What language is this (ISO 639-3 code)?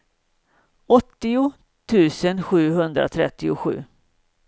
swe